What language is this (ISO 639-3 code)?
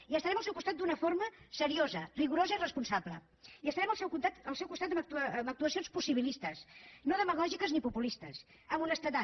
cat